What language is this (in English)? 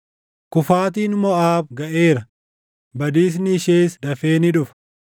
Oromo